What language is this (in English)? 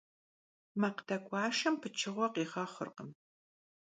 Kabardian